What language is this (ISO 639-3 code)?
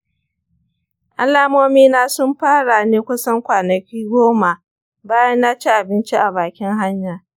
hau